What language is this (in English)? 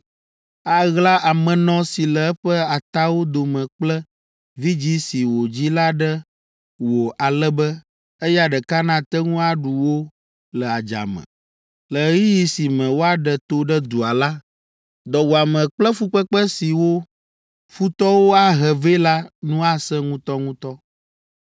Ewe